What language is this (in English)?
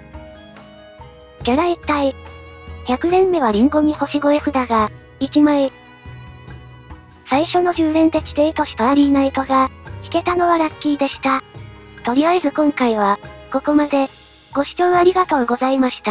Japanese